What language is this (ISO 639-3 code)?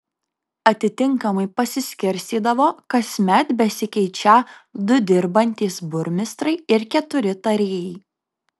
lit